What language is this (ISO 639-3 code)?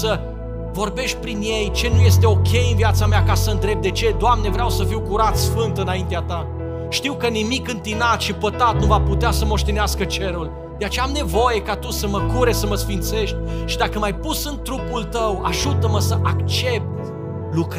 ron